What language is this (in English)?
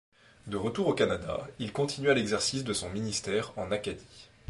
French